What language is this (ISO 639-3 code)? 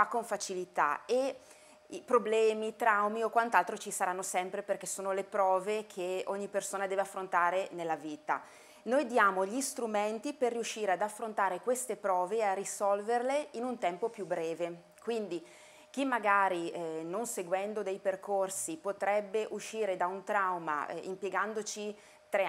ita